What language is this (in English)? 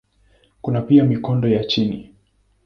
Swahili